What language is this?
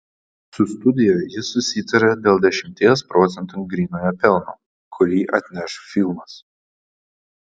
Lithuanian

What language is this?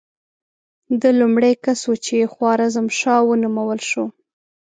Pashto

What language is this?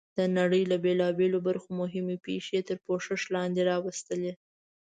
Pashto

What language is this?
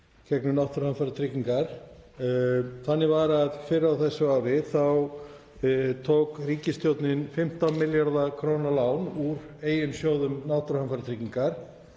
Icelandic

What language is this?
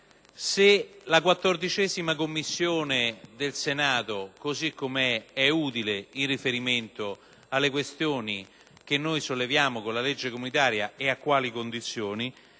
Italian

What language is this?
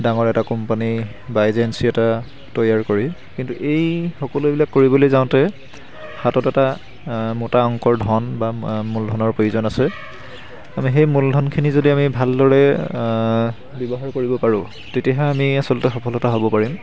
Assamese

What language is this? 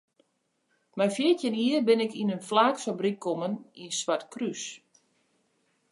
Western Frisian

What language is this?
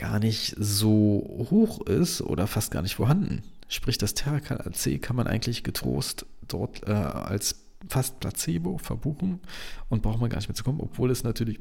German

